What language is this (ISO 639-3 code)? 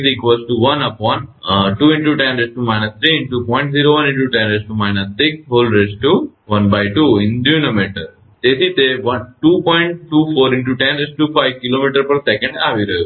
guj